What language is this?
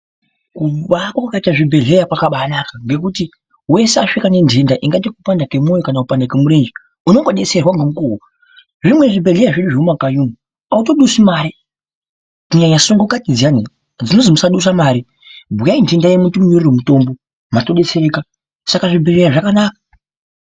Ndau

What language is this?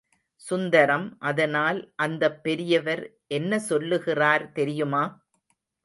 Tamil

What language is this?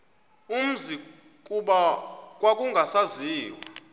Xhosa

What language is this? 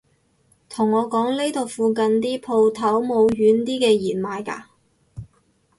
Cantonese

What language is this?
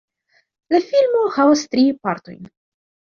Esperanto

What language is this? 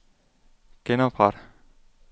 Danish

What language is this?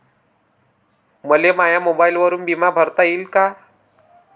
Marathi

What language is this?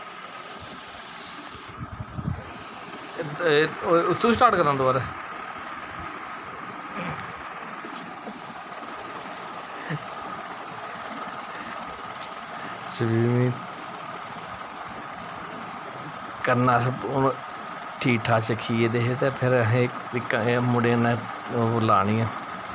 Dogri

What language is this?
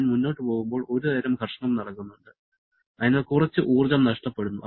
Malayalam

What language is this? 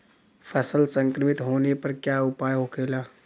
Bhojpuri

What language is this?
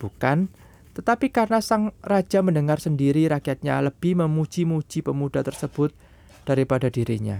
Indonesian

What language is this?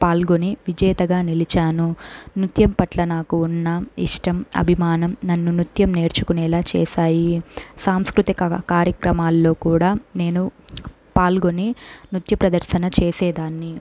Telugu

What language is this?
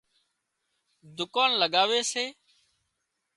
Wadiyara Koli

